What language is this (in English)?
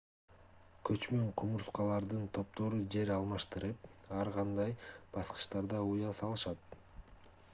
Kyrgyz